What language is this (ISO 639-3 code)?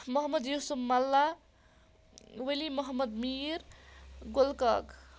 kas